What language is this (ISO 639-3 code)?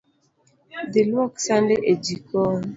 luo